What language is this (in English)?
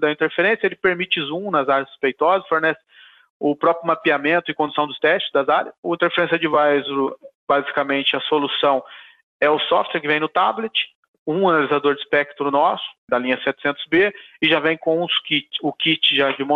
Portuguese